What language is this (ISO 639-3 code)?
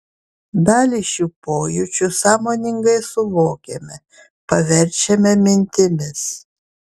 lit